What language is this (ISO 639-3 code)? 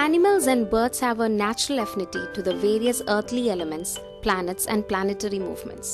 eng